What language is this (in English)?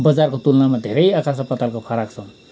Nepali